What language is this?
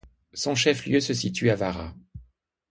French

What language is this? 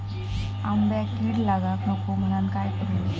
Marathi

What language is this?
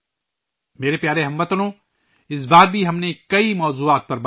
Urdu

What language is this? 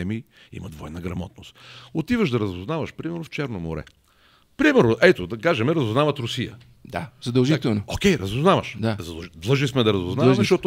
Bulgarian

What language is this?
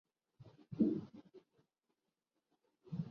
Urdu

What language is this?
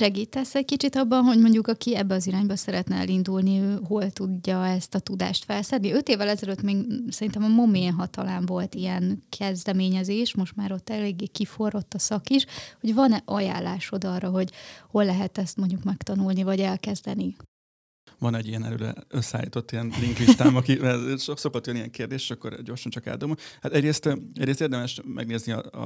Hungarian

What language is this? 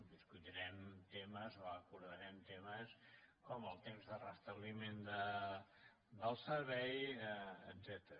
Catalan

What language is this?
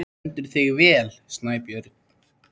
Icelandic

